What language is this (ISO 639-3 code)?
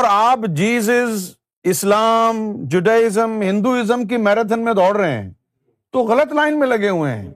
urd